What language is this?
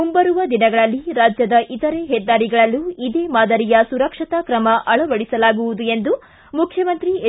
Kannada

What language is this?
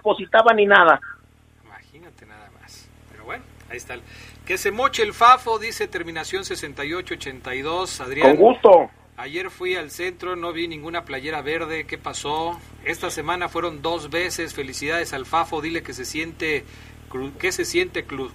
Spanish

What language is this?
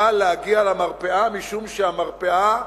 Hebrew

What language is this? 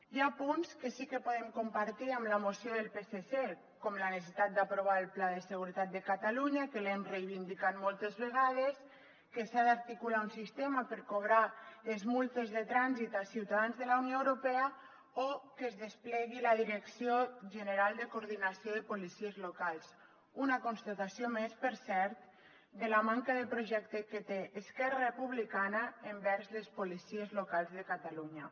Catalan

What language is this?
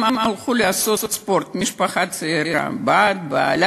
Hebrew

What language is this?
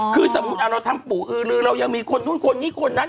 Thai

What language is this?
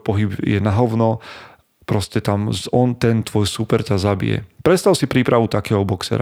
Slovak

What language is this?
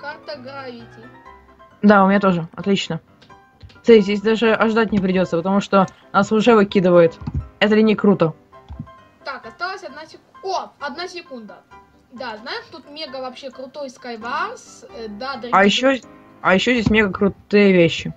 Russian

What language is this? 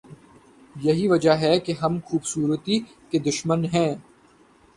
Urdu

